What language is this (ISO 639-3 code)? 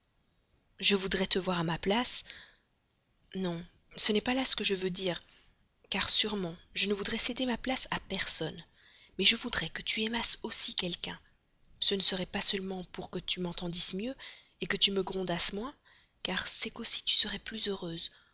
fra